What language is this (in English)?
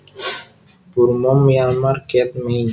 Javanese